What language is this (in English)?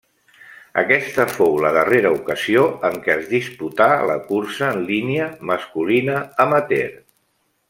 Catalan